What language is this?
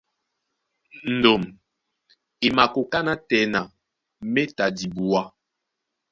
Duala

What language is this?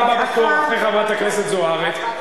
Hebrew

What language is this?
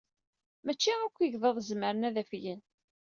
Kabyle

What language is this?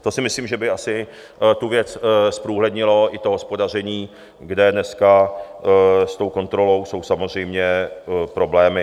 Czech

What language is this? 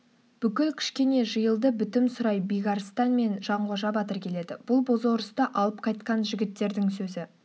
Kazakh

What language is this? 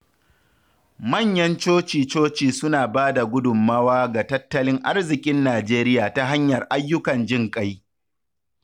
Hausa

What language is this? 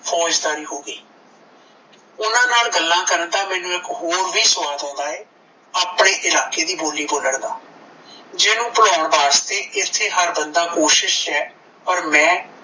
Punjabi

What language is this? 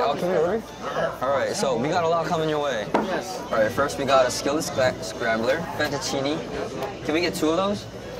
Korean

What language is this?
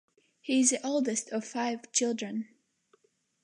English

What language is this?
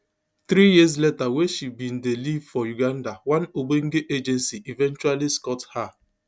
Nigerian Pidgin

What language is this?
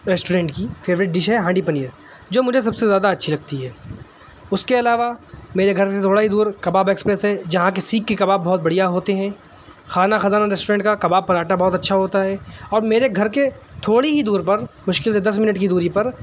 Urdu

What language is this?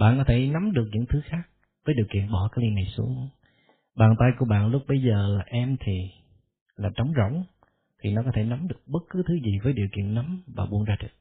Vietnamese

